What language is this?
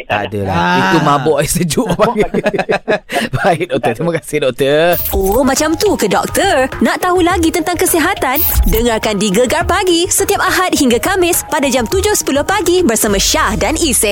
Malay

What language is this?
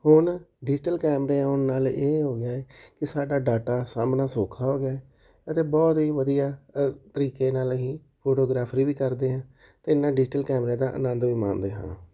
Punjabi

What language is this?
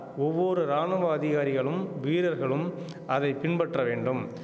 Tamil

